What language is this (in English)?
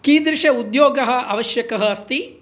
Sanskrit